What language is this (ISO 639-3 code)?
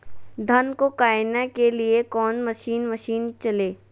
mag